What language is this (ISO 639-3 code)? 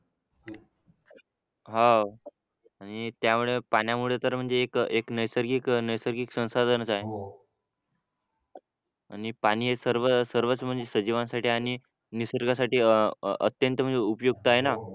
mar